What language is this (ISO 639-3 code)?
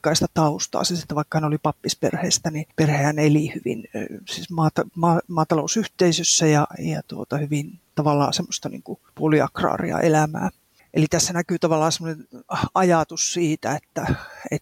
fin